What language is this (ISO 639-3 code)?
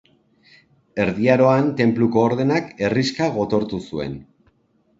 eus